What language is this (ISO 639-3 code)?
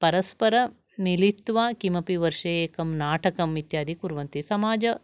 san